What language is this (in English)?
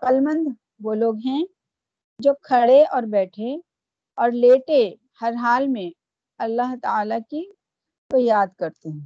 Urdu